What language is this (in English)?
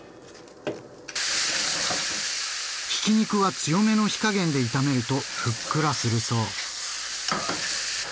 Japanese